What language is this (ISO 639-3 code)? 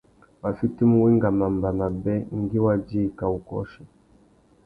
bag